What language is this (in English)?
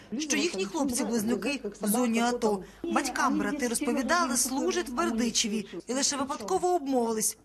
Ukrainian